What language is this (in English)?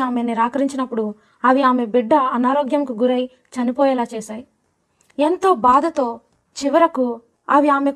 Telugu